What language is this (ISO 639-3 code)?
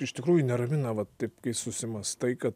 lit